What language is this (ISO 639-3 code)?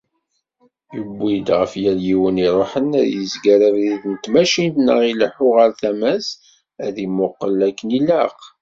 kab